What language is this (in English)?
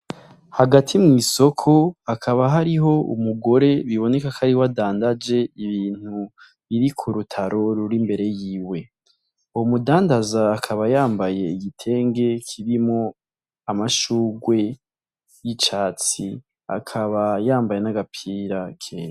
Rundi